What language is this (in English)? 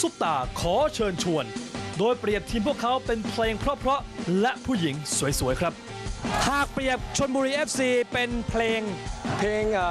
Thai